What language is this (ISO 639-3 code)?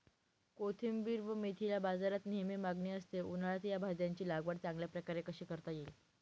mar